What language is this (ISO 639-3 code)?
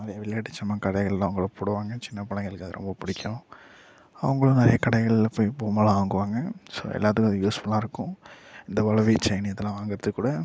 tam